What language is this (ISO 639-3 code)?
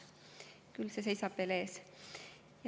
est